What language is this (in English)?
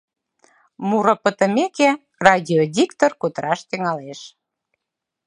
Mari